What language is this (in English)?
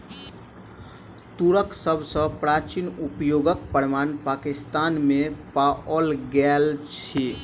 Maithili